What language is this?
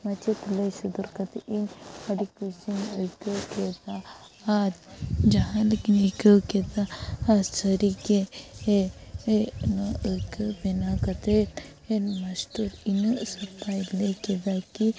Santali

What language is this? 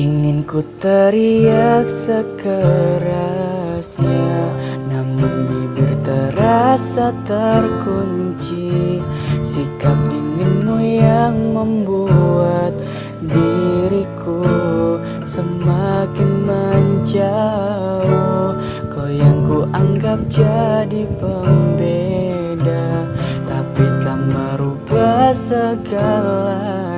Indonesian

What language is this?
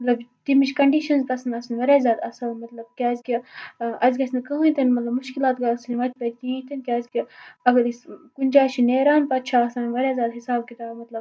Kashmiri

